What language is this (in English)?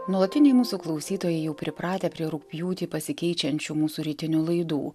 Lithuanian